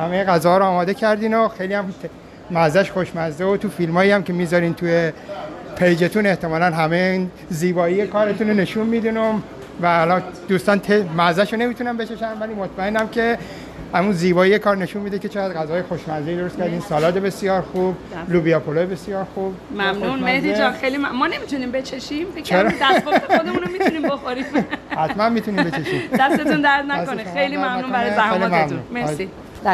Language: Persian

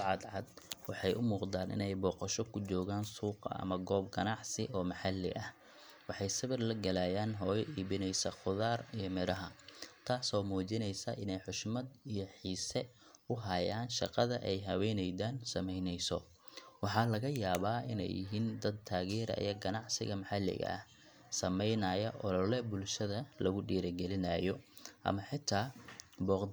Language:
Somali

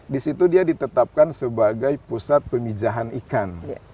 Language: Indonesian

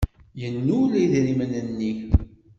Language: Kabyle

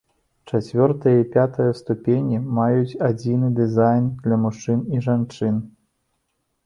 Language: Belarusian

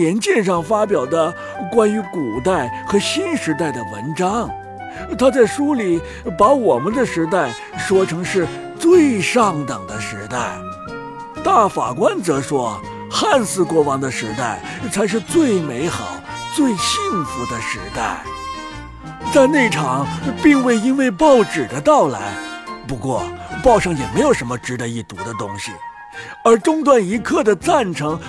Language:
Chinese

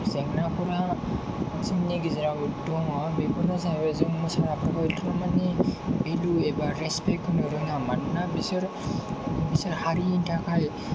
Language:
Bodo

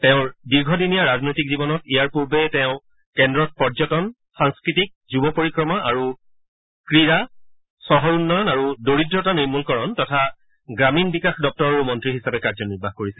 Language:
Assamese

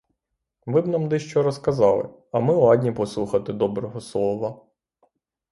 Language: Ukrainian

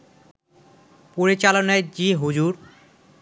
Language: Bangla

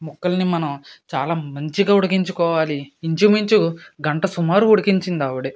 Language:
Telugu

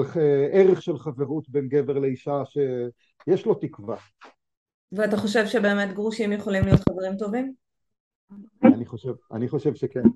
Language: Hebrew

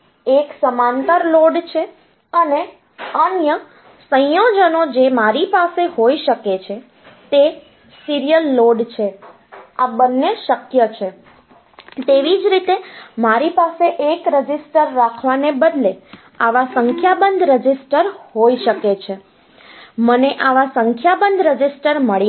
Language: Gujarati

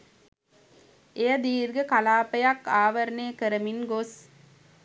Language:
Sinhala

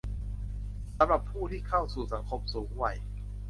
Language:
Thai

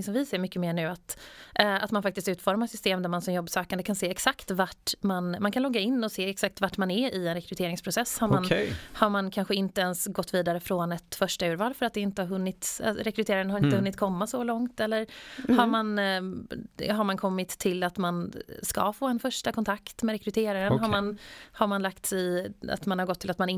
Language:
Swedish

